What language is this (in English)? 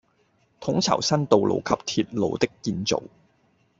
Cantonese